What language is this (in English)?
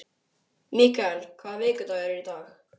Icelandic